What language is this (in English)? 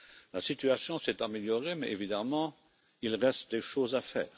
French